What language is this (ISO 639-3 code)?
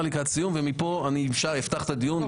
heb